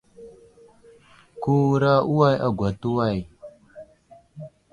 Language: Wuzlam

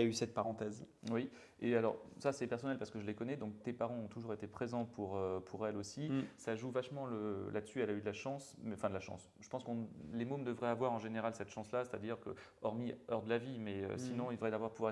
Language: French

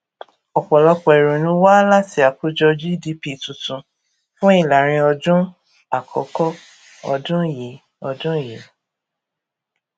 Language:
Yoruba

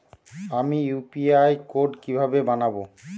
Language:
Bangla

